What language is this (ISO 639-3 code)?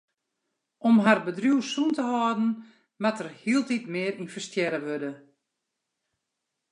fry